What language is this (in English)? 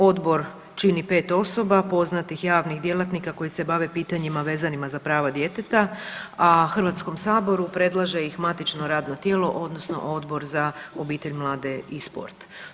Croatian